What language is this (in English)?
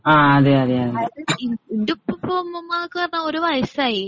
Malayalam